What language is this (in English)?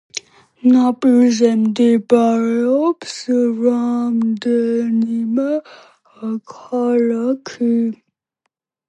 Georgian